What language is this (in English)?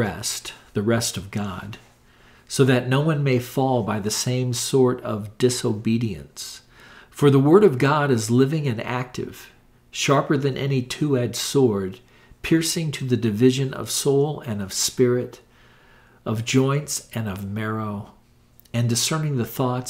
English